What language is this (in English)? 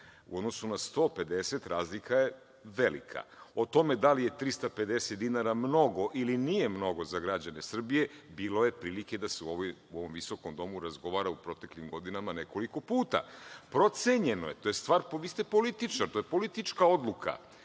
Serbian